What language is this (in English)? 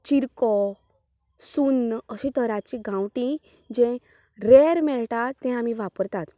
Konkani